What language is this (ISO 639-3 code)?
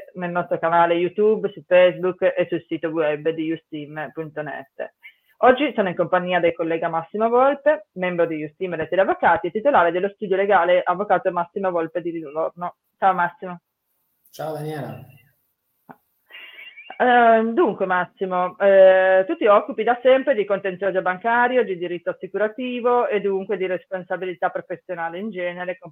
ita